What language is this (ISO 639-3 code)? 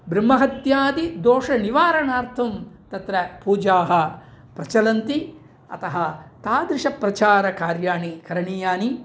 san